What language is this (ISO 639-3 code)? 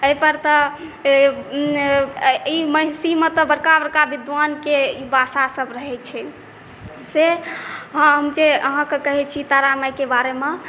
mai